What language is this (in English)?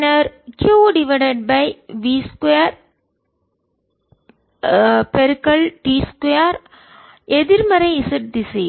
Tamil